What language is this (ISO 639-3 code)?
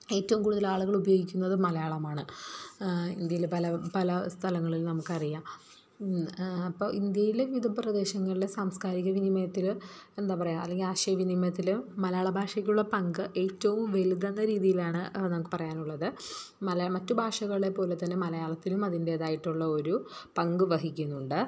mal